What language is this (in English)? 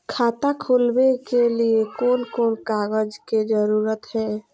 Magahi